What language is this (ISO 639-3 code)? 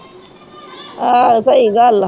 pan